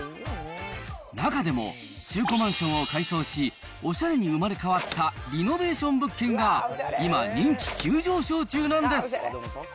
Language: Japanese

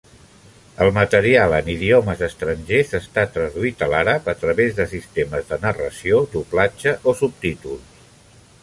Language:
Catalan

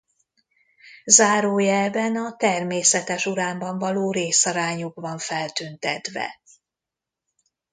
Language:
Hungarian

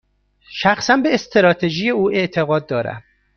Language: Persian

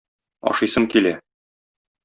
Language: Tatar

